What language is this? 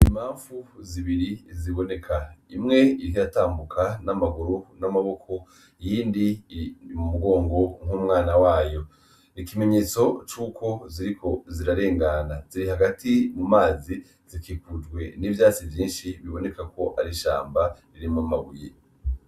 Rundi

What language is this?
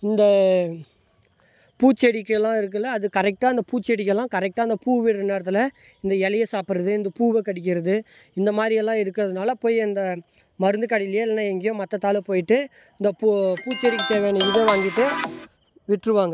Tamil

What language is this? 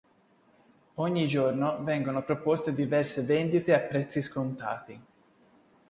Italian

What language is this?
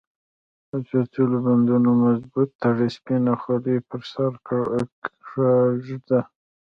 Pashto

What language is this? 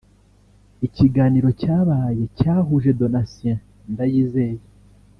Kinyarwanda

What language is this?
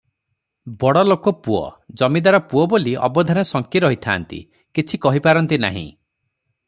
Odia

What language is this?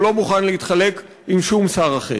Hebrew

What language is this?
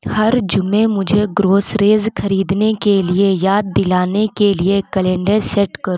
Urdu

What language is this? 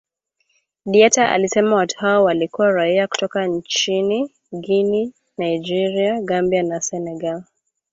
Swahili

